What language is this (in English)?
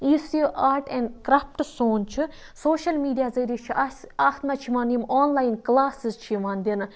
Kashmiri